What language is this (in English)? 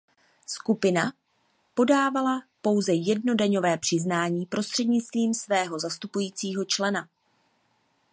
Czech